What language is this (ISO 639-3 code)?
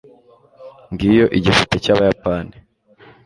kin